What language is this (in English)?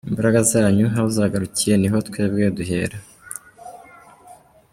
Kinyarwanda